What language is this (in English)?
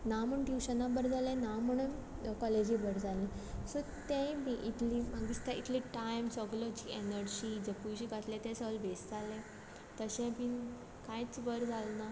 Konkani